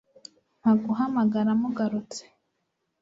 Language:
Kinyarwanda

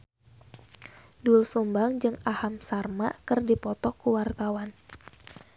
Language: Sundanese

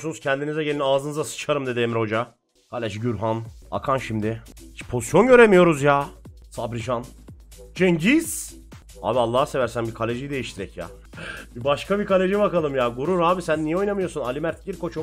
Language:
Turkish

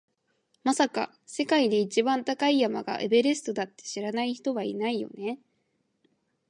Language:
Japanese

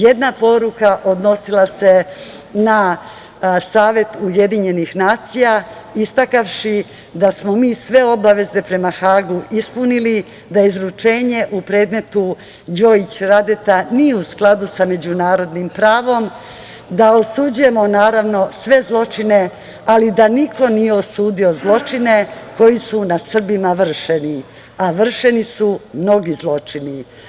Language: Serbian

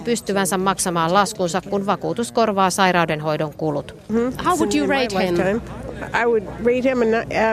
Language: Finnish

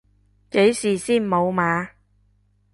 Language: Cantonese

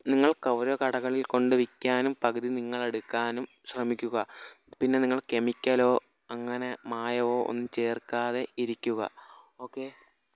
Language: Malayalam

